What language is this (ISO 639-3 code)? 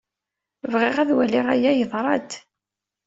kab